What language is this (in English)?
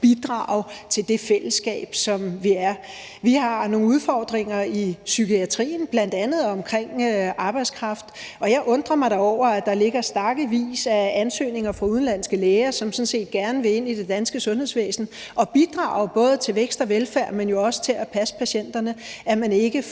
Danish